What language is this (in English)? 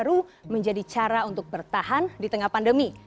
Indonesian